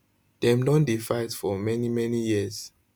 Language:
Nigerian Pidgin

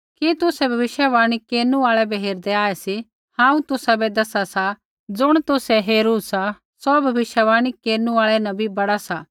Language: Kullu Pahari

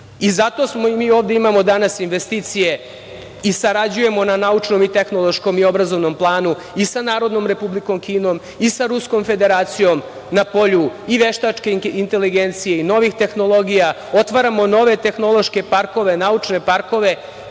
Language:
Serbian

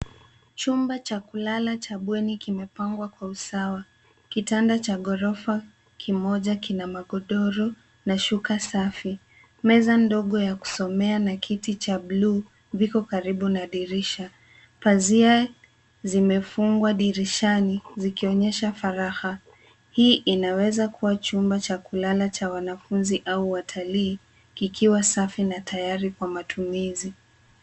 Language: Swahili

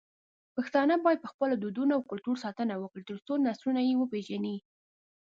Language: Pashto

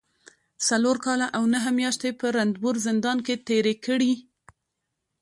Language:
Pashto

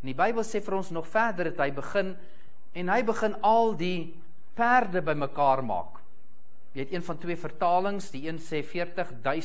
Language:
Dutch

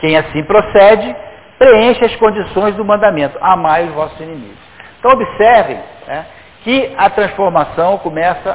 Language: Portuguese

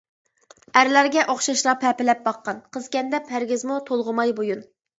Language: Uyghur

